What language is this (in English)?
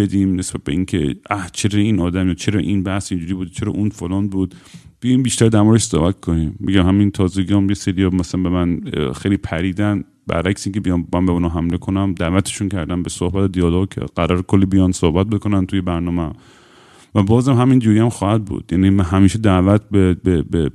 Persian